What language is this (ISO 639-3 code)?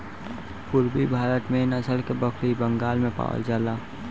bho